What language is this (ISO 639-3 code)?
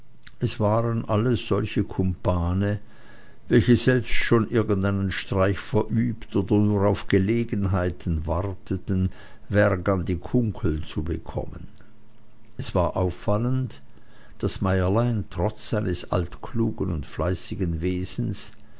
deu